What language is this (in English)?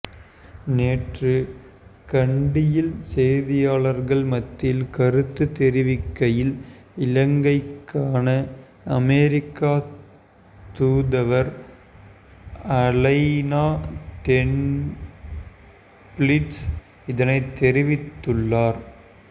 Tamil